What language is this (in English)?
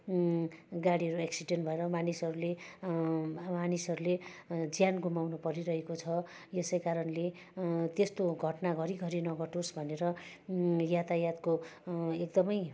Nepali